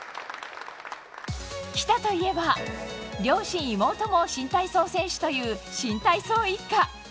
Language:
Japanese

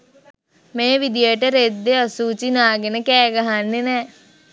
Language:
Sinhala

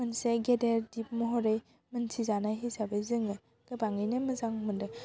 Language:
Bodo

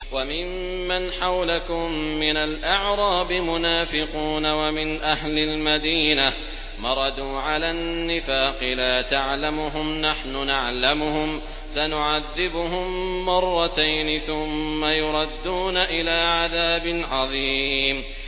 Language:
Arabic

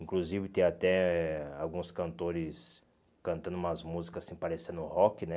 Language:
Portuguese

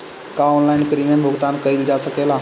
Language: Bhojpuri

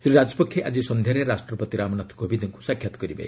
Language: Odia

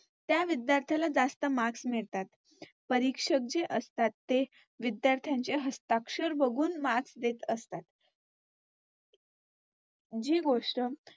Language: Marathi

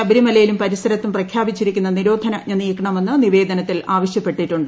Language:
Malayalam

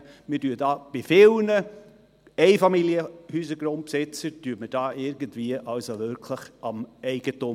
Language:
Swiss German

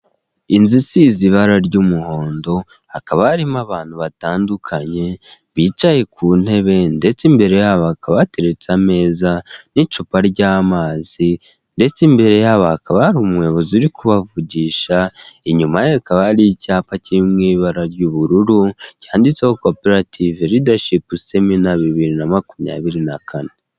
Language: Kinyarwanda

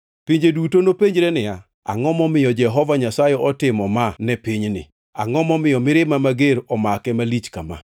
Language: Luo (Kenya and Tanzania)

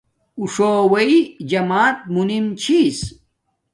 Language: Domaaki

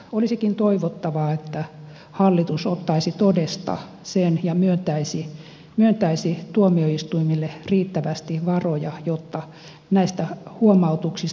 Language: Finnish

